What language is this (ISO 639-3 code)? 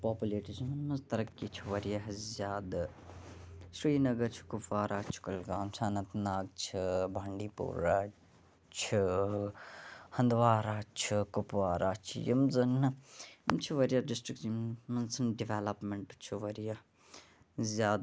kas